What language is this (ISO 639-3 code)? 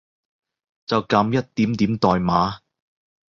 yue